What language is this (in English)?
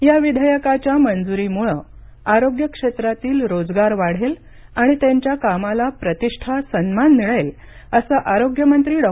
Marathi